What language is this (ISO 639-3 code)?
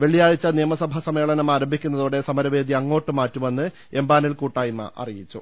mal